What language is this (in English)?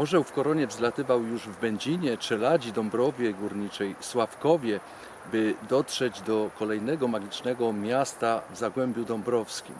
Polish